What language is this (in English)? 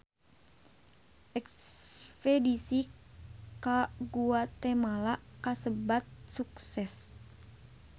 Sundanese